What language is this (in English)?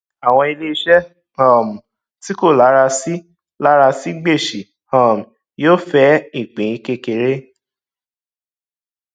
Yoruba